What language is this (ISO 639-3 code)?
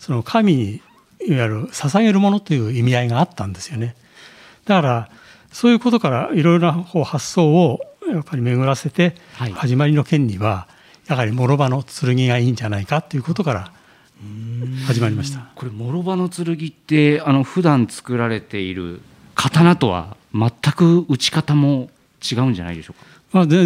jpn